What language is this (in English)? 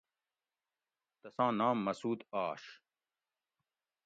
Gawri